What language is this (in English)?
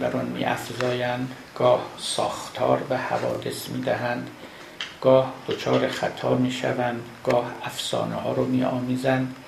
Persian